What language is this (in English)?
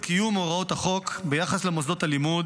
Hebrew